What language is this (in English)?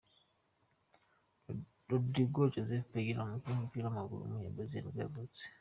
Kinyarwanda